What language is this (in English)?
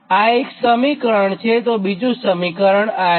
Gujarati